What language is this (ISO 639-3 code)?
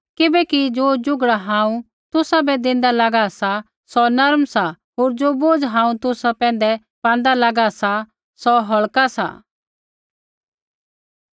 kfx